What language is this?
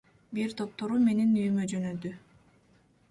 Kyrgyz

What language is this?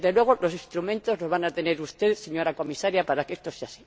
Spanish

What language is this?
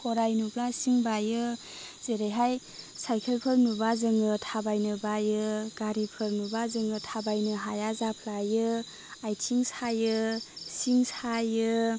Bodo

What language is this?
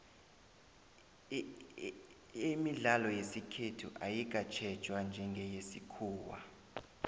South Ndebele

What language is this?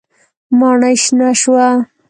Pashto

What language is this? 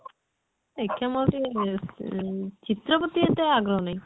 Odia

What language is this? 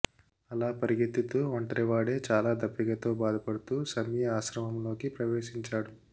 Telugu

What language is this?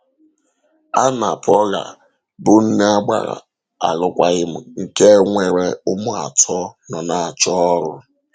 Igbo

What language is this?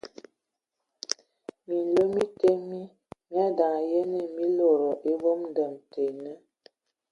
Ewondo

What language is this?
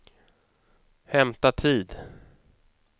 Swedish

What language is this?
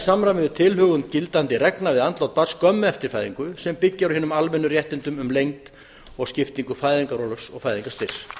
Icelandic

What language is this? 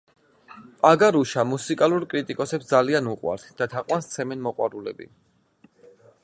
Georgian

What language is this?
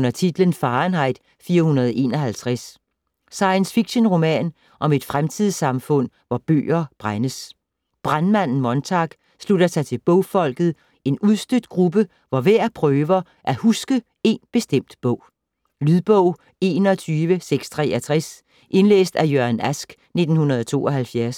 Danish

